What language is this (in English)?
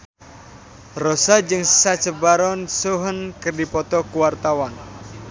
Sundanese